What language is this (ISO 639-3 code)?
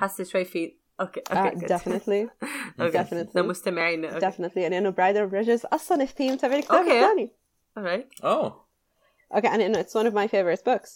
ara